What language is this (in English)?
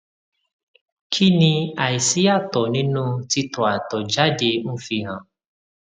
Yoruba